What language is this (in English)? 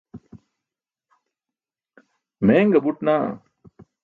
Burushaski